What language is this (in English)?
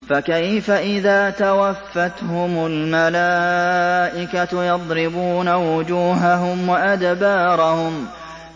Arabic